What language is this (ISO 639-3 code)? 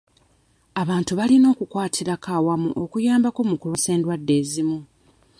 lug